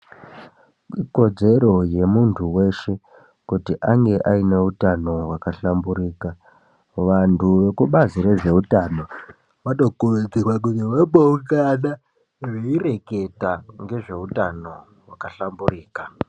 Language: Ndau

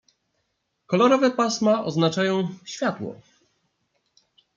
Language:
Polish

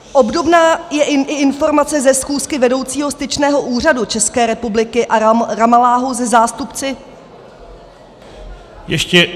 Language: Czech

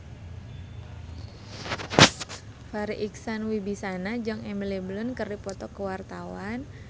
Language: Sundanese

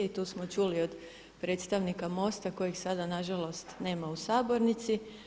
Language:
Croatian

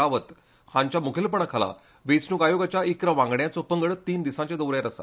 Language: Konkani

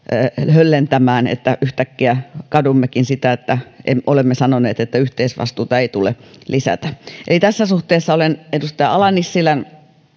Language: Finnish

